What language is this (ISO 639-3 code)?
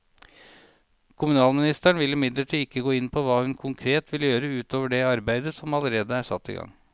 nor